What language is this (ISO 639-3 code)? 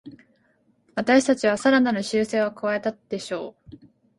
jpn